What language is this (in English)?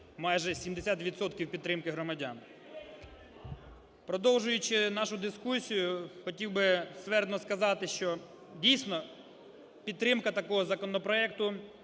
Ukrainian